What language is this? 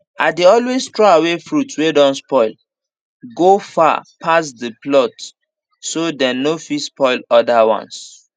Nigerian Pidgin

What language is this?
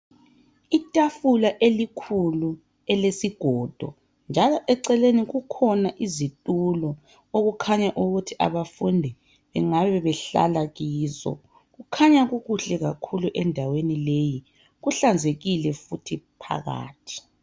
North Ndebele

